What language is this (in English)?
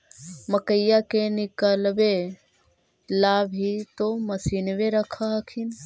Magahi